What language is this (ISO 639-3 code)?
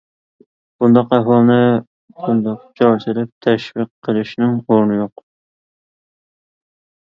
uig